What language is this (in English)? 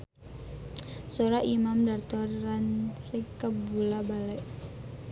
Sundanese